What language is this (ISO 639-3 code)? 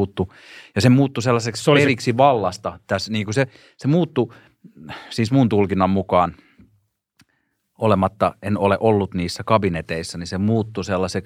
fin